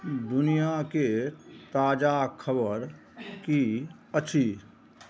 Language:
Maithili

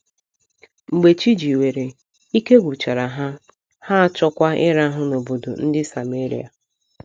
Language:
Igbo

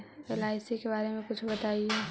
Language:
Magahi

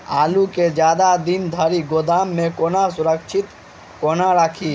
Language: Maithili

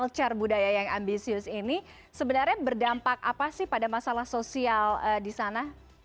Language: Indonesian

